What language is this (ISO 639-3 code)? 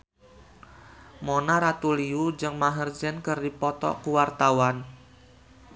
sun